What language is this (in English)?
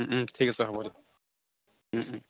Assamese